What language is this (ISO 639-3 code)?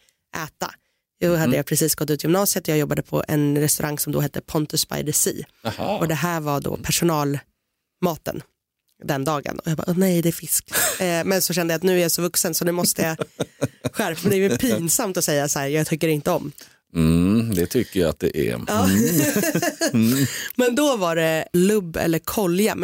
swe